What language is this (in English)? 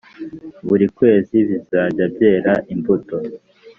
Kinyarwanda